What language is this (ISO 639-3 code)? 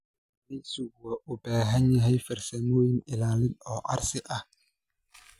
som